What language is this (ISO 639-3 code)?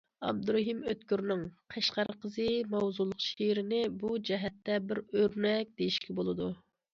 uig